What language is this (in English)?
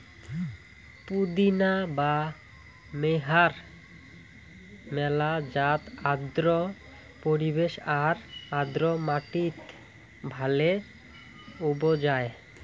Bangla